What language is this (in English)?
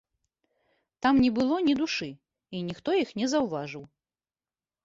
Belarusian